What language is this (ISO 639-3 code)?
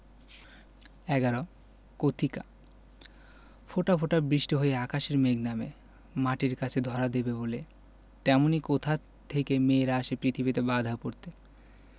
ben